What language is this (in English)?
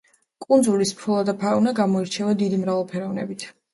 Georgian